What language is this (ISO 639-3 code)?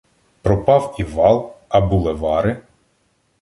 ukr